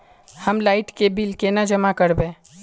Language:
Magahi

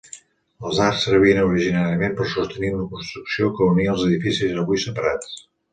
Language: Catalan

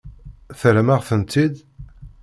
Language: Kabyle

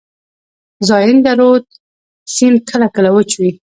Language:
Pashto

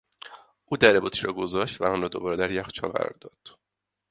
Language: Persian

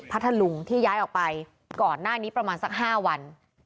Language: Thai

